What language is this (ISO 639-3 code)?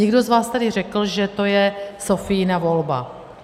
ces